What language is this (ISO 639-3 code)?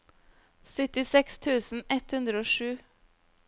nor